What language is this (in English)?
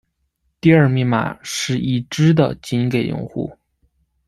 Chinese